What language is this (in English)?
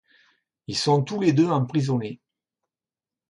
French